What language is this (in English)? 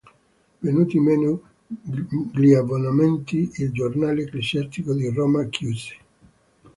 Italian